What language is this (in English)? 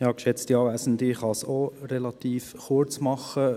Swiss German